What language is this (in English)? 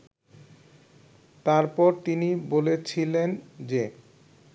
Bangla